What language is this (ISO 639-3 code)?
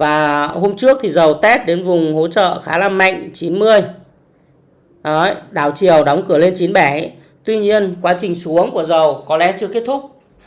vie